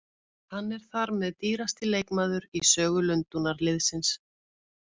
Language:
Icelandic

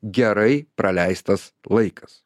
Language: Lithuanian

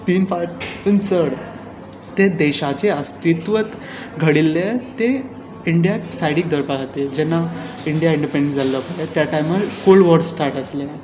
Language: Konkani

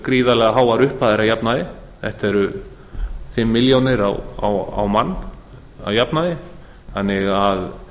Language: Icelandic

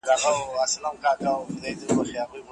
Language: Pashto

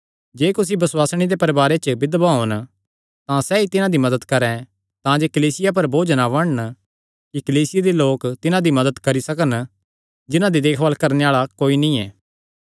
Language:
Kangri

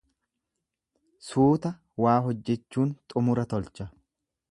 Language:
Oromo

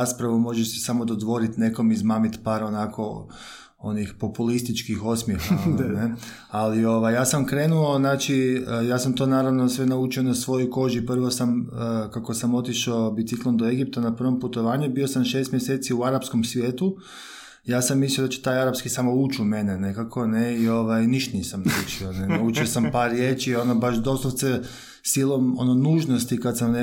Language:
Croatian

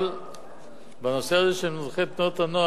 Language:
Hebrew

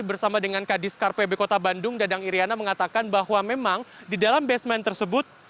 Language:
Indonesian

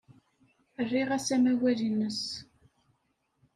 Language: Kabyle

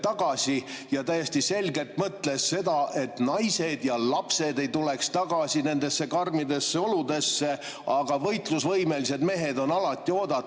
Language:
Estonian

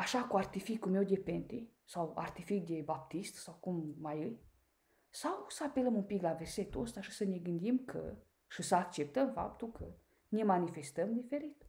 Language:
Romanian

